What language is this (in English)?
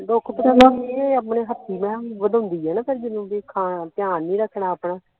Punjabi